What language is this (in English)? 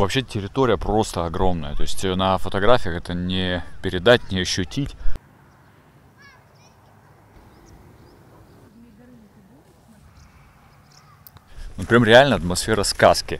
Russian